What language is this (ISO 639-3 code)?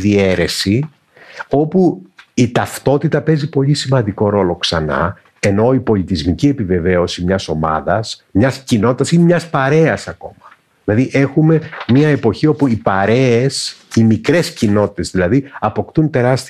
ell